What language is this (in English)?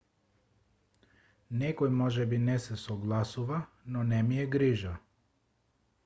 Macedonian